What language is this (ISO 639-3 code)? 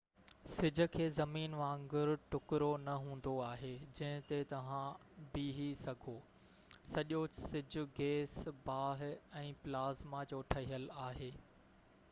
snd